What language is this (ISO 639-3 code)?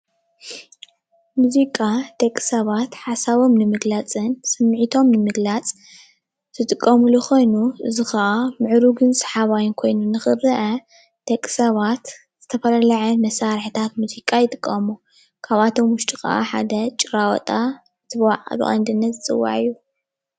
tir